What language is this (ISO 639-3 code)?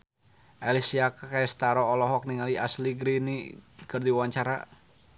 sun